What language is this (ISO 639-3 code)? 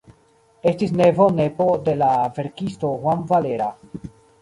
epo